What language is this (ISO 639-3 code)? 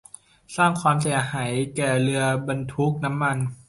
tha